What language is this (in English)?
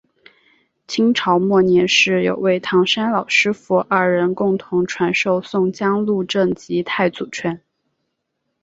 Chinese